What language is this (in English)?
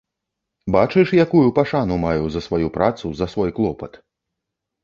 Belarusian